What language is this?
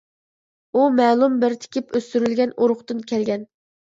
Uyghur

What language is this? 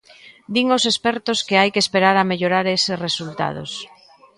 Galician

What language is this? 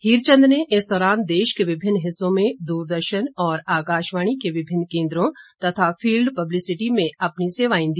Hindi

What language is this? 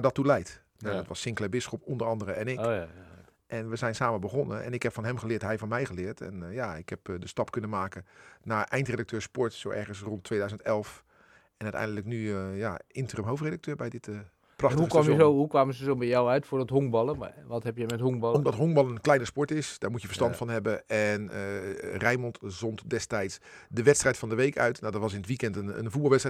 Dutch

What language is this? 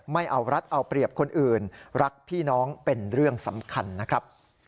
Thai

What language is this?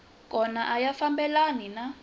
Tsonga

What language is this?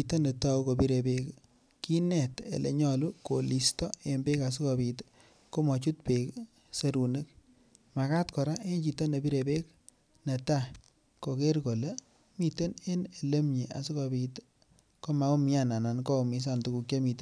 Kalenjin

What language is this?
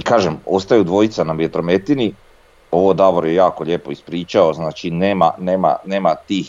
Croatian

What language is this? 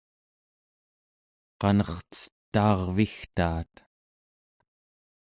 Central Yupik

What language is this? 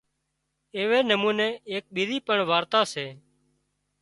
Wadiyara Koli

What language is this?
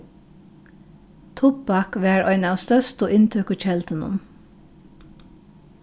Faroese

